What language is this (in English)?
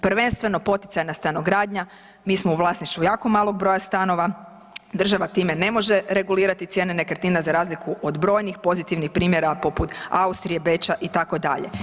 Croatian